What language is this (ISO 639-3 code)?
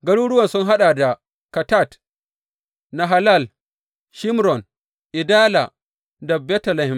hau